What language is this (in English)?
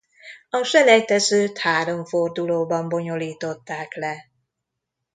Hungarian